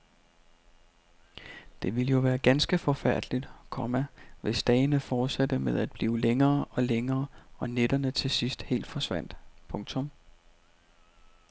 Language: Danish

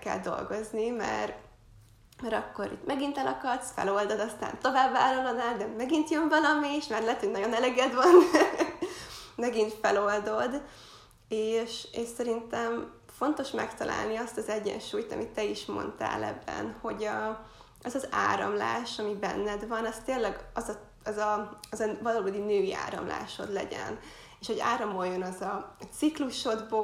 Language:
Hungarian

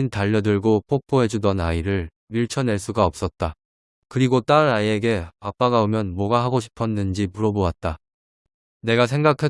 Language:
Korean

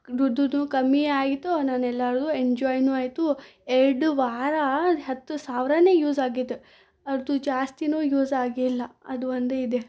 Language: Kannada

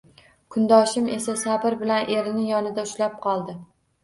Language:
Uzbek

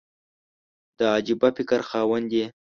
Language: Pashto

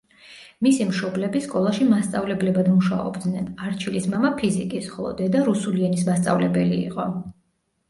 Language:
Georgian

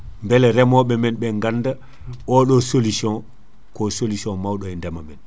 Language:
Fula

